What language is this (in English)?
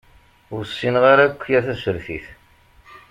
Kabyle